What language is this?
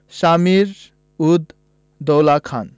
Bangla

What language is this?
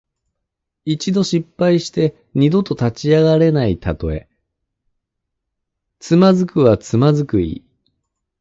Japanese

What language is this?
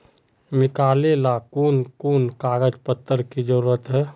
Magahi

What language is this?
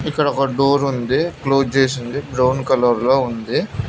Telugu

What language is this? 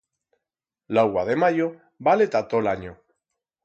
Aragonese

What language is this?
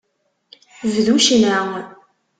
Kabyle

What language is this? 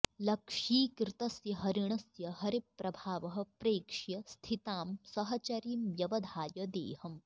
Sanskrit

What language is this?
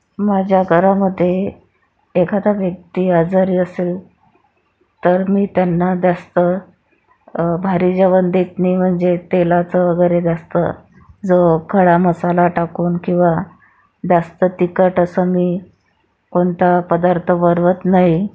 Marathi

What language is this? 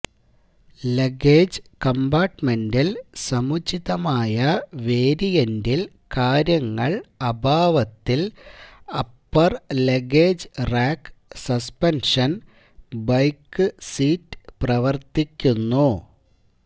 Malayalam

